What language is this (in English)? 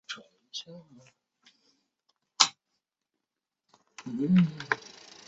Chinese